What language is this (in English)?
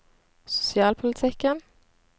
Norwegian